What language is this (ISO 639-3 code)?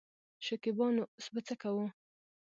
pus